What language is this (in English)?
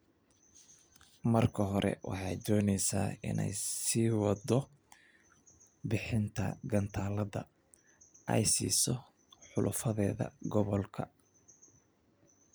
Somali